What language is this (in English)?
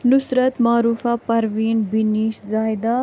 Kashmiri